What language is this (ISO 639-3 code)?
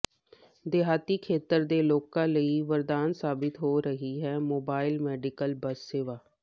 pan